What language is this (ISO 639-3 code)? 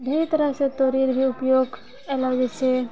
mai